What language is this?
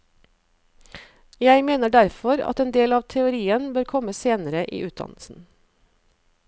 Norwegian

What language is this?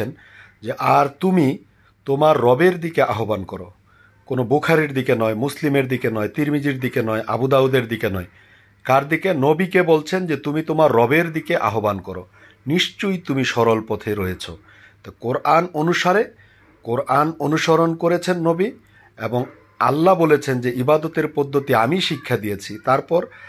Bangla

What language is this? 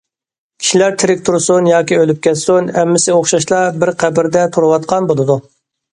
Uyghur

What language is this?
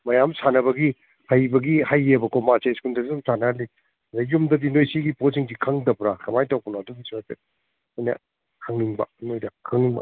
Manipuri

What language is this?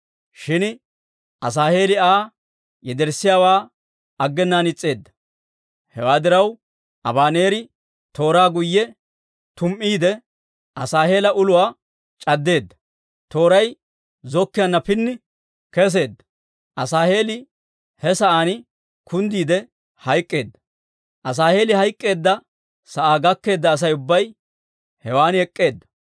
Dawro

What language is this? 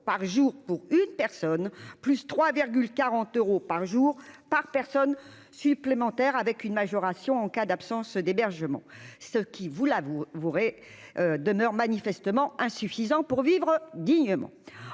French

